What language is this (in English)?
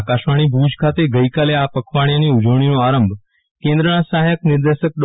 Gujarati